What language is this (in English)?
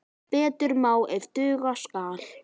Icelandic